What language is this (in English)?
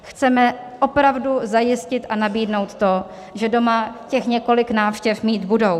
Czech